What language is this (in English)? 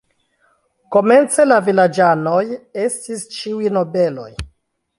Esperanto